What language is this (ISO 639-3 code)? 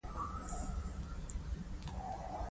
pus